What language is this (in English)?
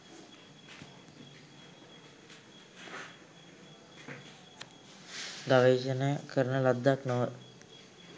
Sinhala